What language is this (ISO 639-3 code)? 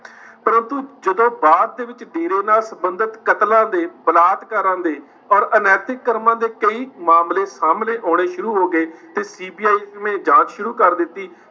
pan